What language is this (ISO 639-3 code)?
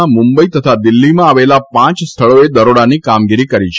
guj